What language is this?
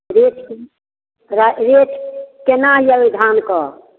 Maithili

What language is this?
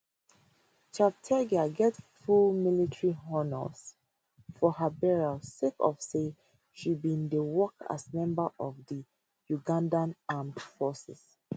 Nigerian Pidgin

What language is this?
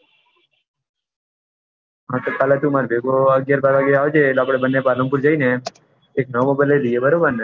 Gujarati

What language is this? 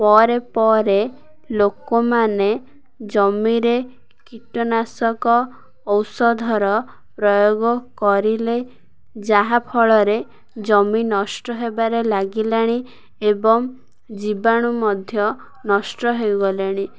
Odia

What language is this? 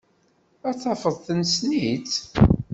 Kabyle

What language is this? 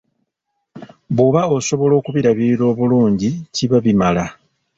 Ganda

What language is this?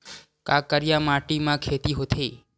Chhattisgarhi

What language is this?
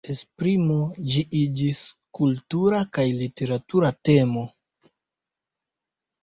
Esperanto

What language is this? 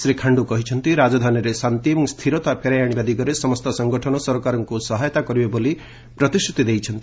Odia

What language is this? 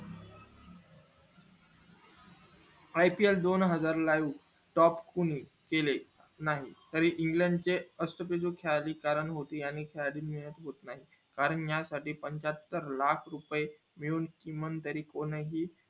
Marathi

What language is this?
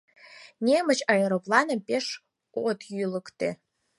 Mari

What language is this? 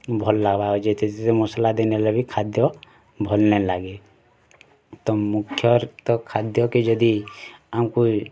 Odia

